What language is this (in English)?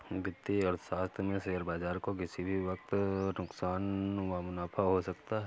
Hindi